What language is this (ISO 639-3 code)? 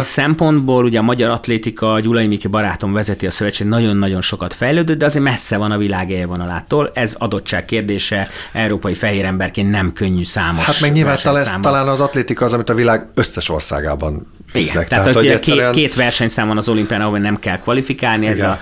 hun